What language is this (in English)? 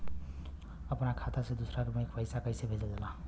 Bhojpuri